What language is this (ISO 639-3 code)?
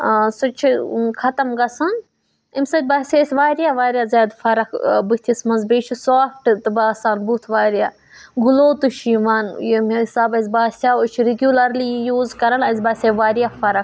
kas